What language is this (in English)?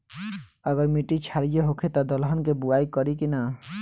Bhojpuri